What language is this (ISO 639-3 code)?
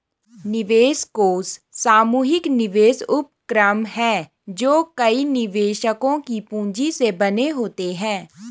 hin